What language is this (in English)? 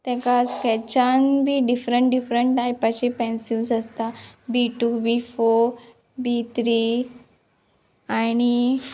Konkani